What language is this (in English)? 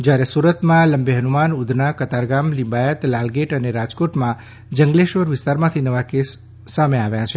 Gujarati